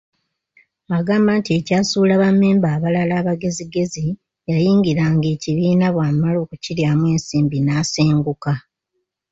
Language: Ganda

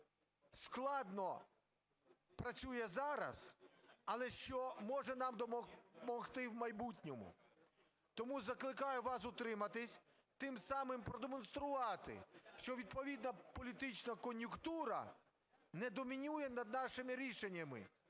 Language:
Ukrainian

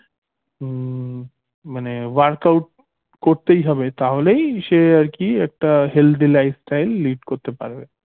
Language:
Bangla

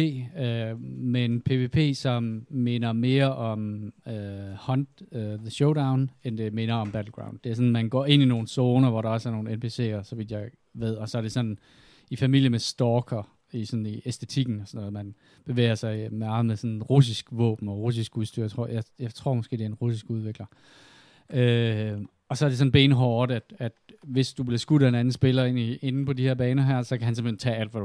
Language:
Danish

